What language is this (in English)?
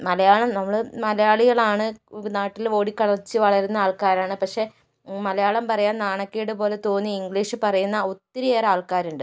Malayalam